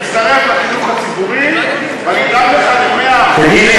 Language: Hebrew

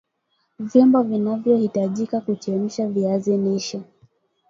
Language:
Swahili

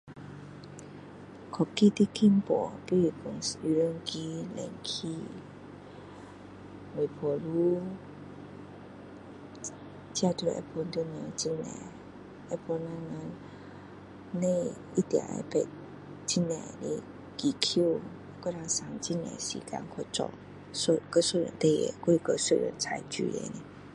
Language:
Min Dong Chinese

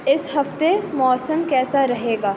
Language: Urdu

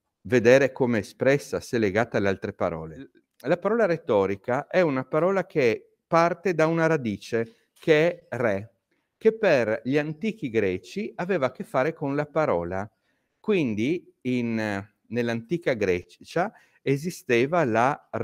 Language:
Italian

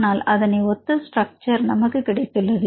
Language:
Tamil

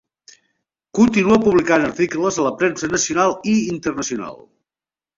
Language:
Catalan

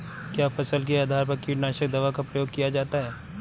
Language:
Hindi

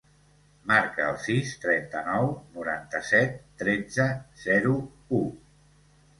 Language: Catalan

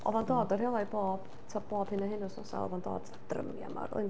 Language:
Welsh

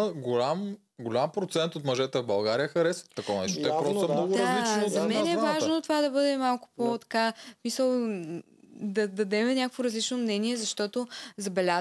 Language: Bulgarian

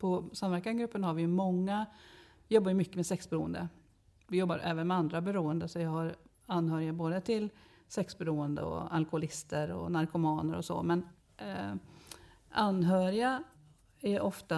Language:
Swedish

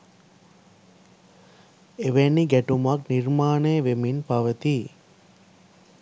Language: Sinhala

